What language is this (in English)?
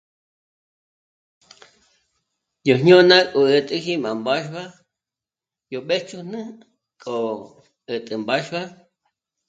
Michoacán Mazahua